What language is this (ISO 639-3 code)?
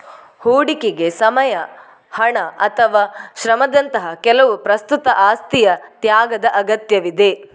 kan